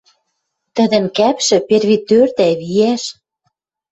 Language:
Western Mari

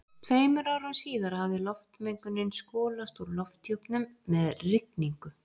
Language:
Icelandic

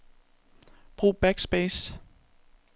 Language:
Danish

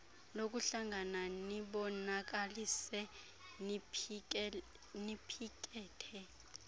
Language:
Xhosa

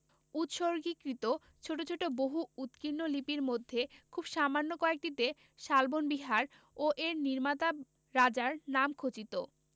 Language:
Bangla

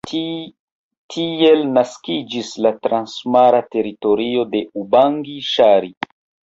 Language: Esperanto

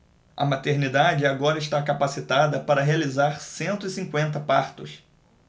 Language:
Portuguese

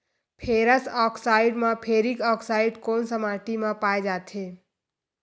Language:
Chhattisgarhi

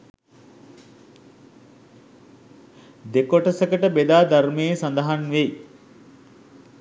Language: Sinhala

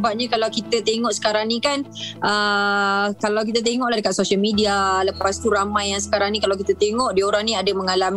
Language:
Malay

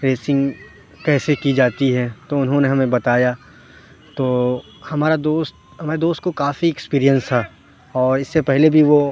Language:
Urdu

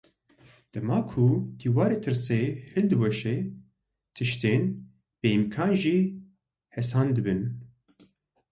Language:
Kurdish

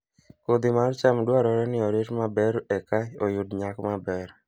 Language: Luo (Kenya and Tanzania)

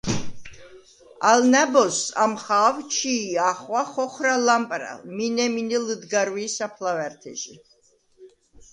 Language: Svan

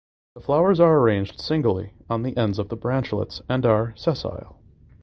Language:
English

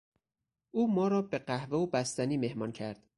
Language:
Persian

